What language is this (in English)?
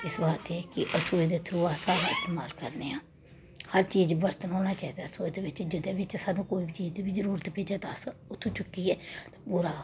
Dogri